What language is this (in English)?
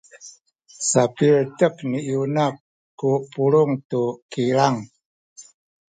Sakizaya